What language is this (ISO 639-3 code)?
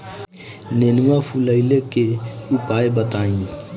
bho